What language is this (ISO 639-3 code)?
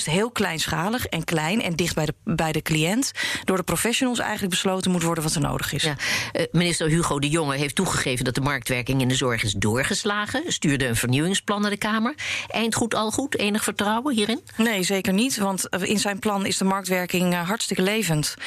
nld